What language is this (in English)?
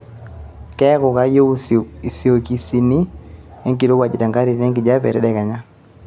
Masai